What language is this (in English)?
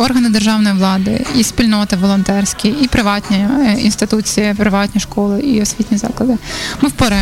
Ukrainian